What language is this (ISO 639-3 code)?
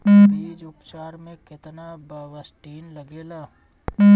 bho